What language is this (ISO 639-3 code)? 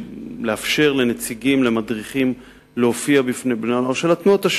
heb